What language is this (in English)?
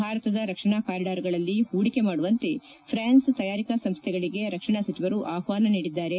Kannada